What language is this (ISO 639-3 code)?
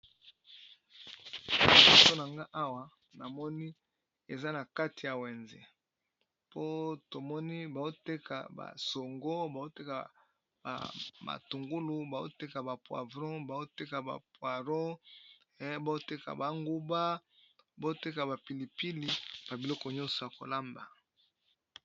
lin